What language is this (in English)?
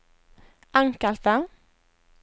Norwegian